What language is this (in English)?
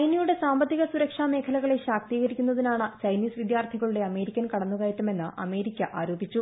Malayalam